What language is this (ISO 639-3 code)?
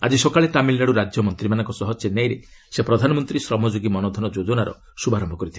ori